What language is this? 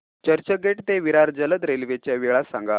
Marathi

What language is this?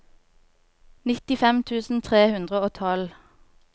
Norwegian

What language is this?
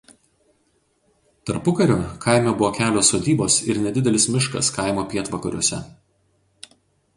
Lithuanian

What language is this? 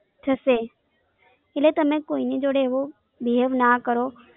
Gujarati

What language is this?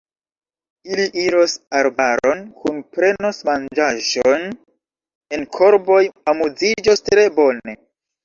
Esperanto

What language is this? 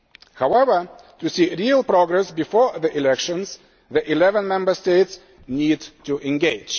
English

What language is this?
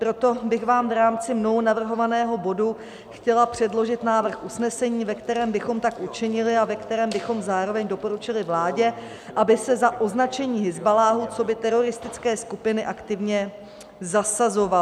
Czech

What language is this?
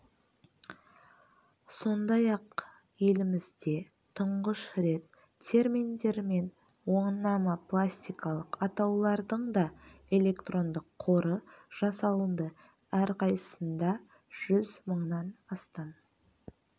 Kazakh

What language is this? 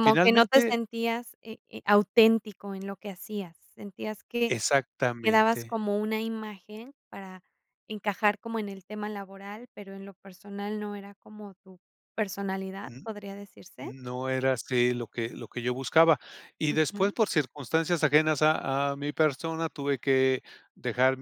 Spanish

